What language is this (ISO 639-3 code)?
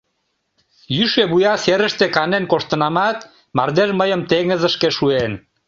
chm